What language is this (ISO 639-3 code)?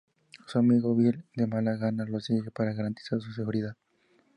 spa